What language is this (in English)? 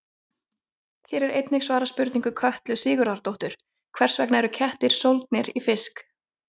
Icelandic